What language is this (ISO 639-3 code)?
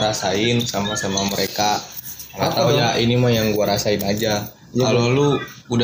ind